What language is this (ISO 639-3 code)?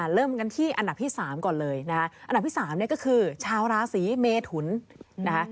tha